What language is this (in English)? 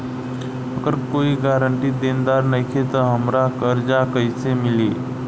Bhojpuri